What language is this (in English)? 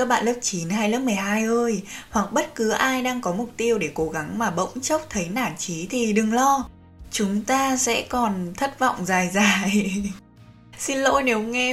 Vietnamese